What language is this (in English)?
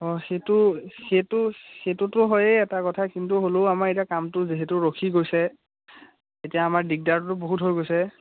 Assamese